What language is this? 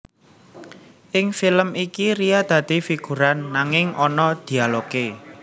Javanese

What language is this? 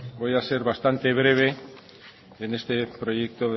Spanish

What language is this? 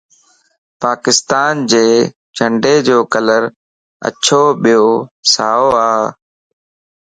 Lasi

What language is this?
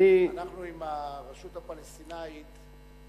Hebrew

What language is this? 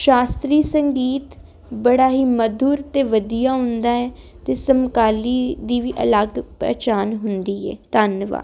Punjabi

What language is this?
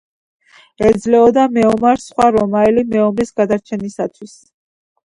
Georgian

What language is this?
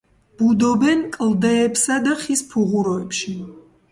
Georgian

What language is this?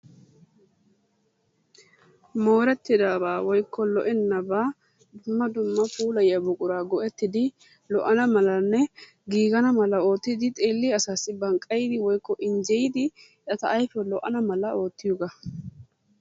Wolaytta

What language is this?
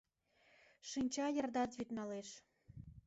Mari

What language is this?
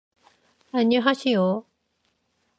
Korean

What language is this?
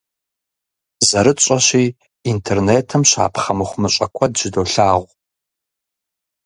Kabardian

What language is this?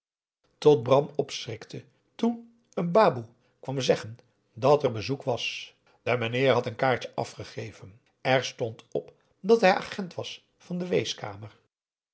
Dutch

